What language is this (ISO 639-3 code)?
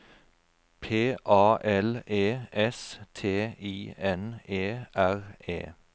nor